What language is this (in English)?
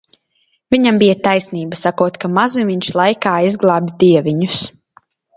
Latvian